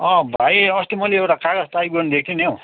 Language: Nepali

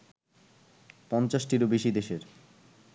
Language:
Bangla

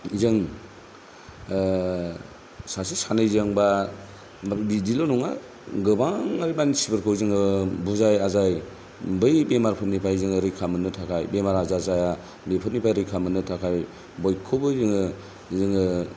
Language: Bodo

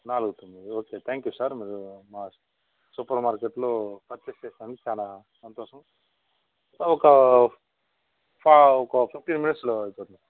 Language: Telugu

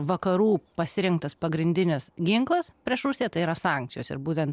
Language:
Lithuanian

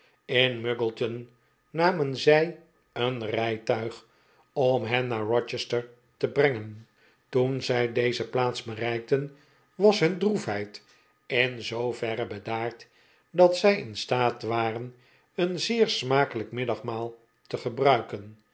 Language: Dutch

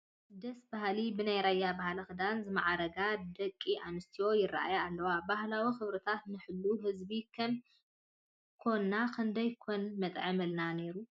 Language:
Tigrinya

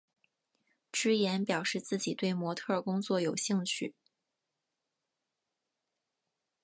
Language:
Chinese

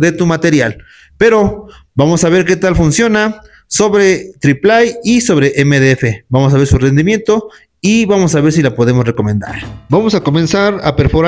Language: Spanish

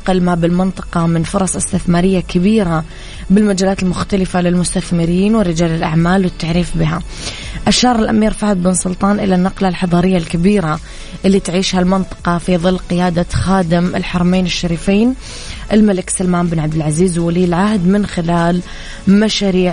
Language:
Arabic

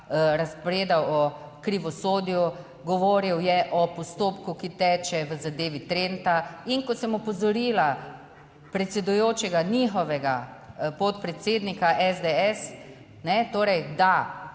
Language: Slovenian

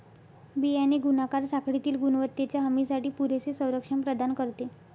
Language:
Marathi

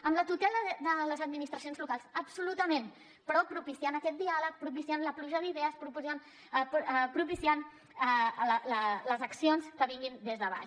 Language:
Catalan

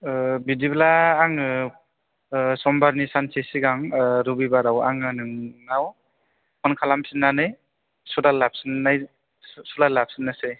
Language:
Bodo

